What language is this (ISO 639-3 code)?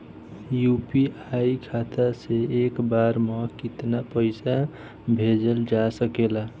bho